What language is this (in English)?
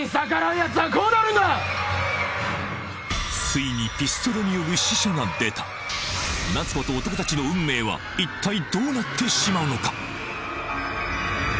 Japanese